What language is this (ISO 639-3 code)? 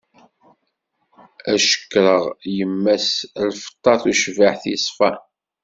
kab